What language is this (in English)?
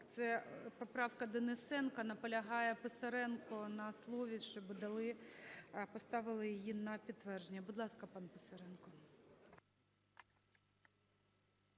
Ukrainian